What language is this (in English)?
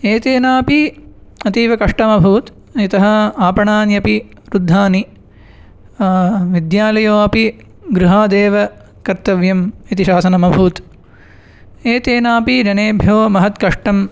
Sanskrit